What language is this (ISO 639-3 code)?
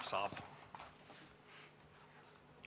est